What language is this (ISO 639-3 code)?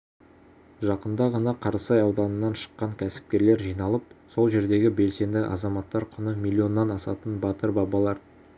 kaz